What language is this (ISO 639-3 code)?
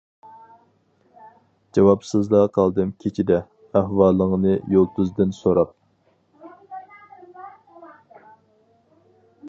uig